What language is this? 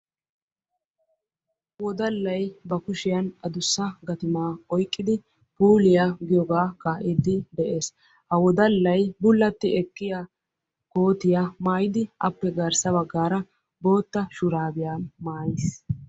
Wolaytta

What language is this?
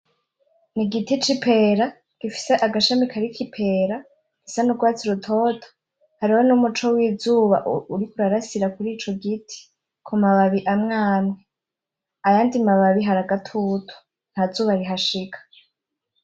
Rundi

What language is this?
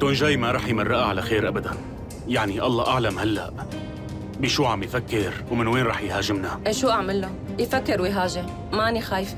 Arabic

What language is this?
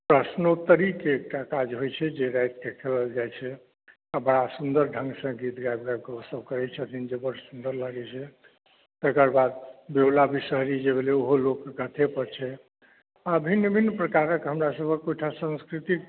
Maithili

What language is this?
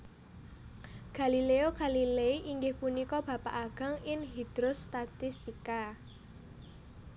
Javanese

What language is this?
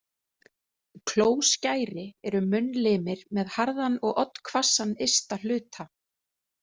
Icelandic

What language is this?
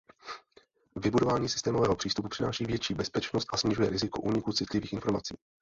Czech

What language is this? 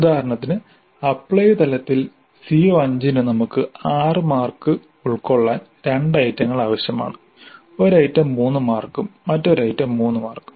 Malayalam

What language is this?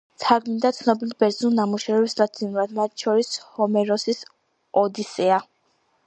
Georgian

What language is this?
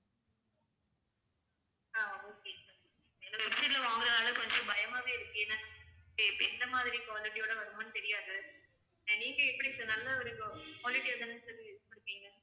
Tamil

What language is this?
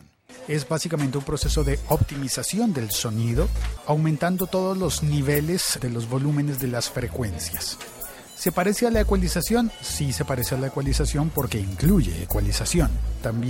Spanish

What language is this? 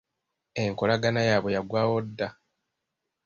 Ganda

